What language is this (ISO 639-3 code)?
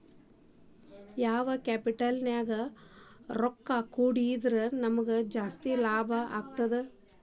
kan